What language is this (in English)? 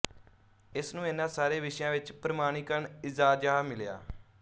Punjabi